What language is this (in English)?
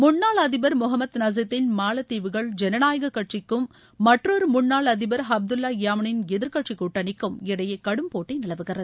Tamil